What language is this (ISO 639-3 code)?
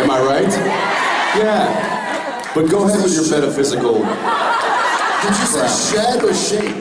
eng